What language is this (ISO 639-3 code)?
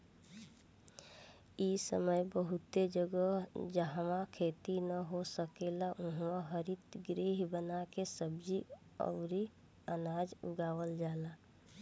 bho